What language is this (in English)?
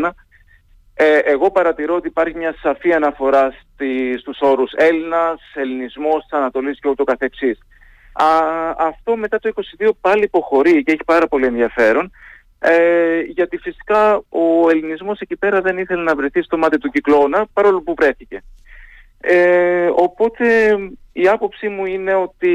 Greek